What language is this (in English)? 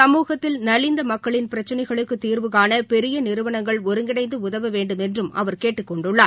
Tamil